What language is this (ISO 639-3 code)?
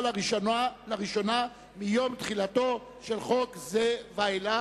heb